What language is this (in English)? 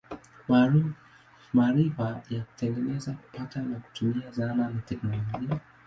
Swahili